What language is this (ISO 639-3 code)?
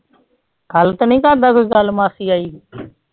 pan